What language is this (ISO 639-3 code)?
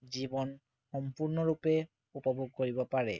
asm